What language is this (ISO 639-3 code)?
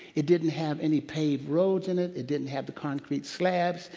eng